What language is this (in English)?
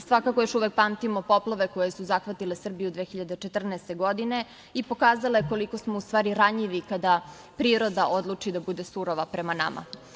Serbian